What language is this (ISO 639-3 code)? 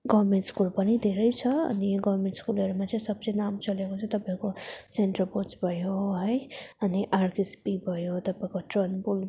nep